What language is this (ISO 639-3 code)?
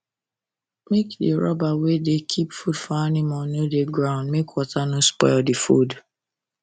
pcm